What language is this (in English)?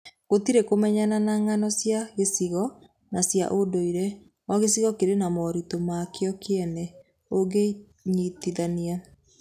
Kikuyu